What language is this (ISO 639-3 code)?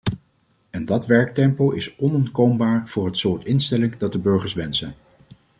nld